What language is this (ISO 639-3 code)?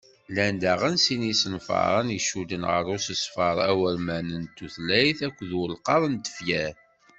kab